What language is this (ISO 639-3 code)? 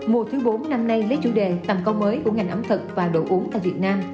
vie